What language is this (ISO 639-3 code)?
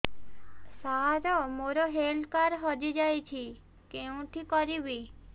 ori